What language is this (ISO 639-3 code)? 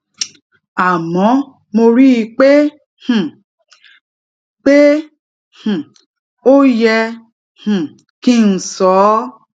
yor